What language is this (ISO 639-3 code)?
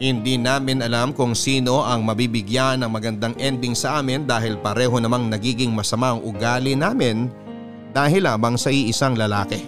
fil